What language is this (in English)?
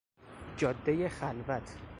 Persian